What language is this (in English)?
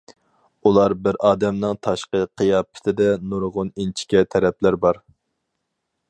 Uyghur